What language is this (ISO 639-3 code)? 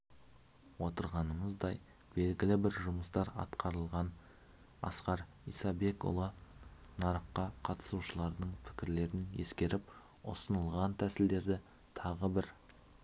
kaz